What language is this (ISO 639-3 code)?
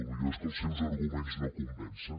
cat